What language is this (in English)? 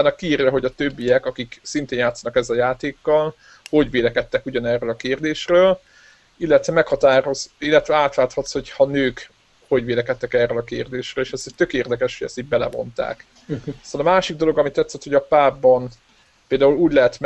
Hungarian